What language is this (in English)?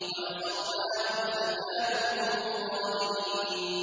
Arabic